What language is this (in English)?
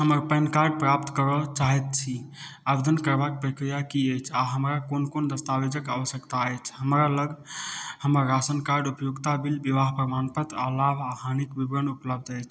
Maithili